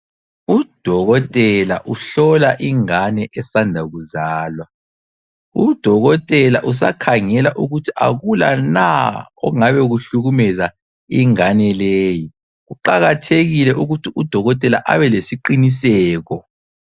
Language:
North Ndebele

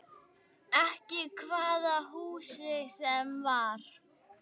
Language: Icelandic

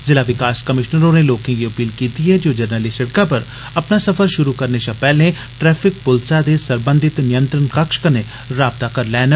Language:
Dogri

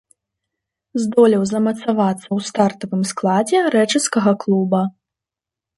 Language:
Belarusian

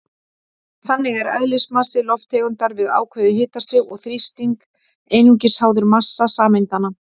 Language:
Icelandic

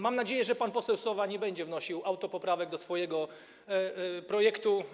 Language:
Polish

